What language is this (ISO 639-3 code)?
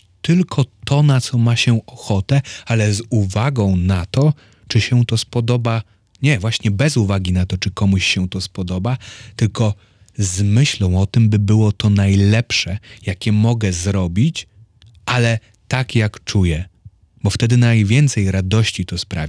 pol